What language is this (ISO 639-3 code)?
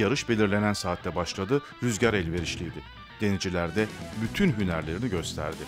tur